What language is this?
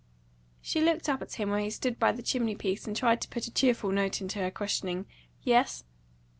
English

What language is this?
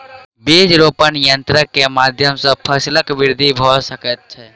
Maithili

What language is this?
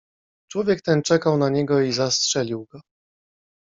Polish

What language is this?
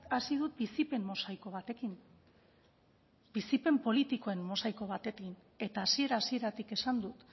Basque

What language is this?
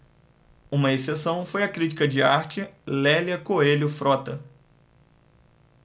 Portuguese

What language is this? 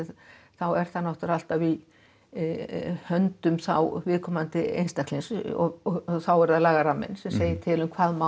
Icelandic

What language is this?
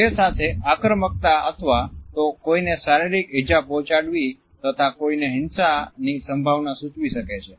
Gujarati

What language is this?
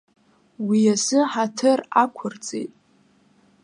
Abkhazian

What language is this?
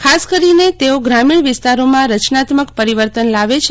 Gujarati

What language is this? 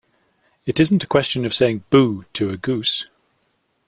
English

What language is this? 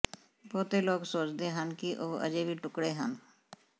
Punjabi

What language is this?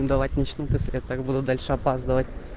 Russian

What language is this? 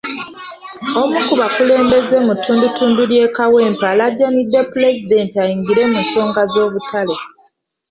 Ganda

